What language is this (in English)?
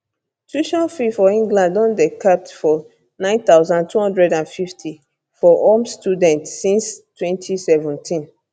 Nigerian Pidgin